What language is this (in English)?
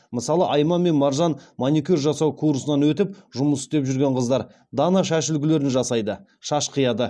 Kazakh